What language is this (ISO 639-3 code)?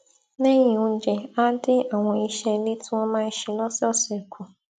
yor